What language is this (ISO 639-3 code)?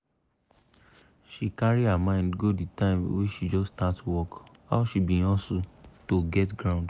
pcm